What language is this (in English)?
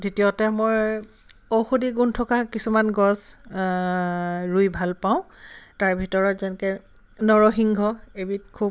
Assamese